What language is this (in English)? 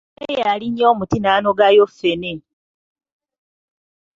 Ganda